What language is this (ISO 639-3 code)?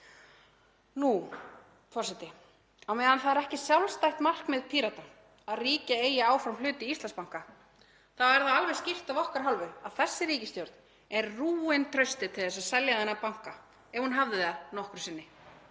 isl